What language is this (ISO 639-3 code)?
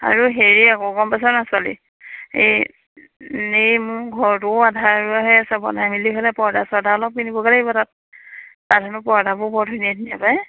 asm